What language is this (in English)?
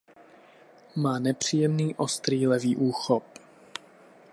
Czech